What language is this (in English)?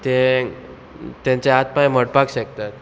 Konkani